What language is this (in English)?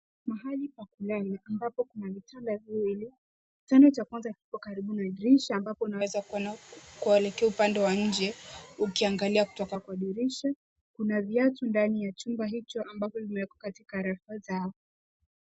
Swahili